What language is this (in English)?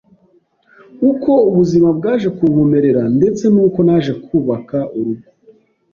Kinyarwanda